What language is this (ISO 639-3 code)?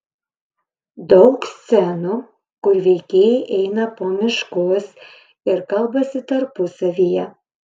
lit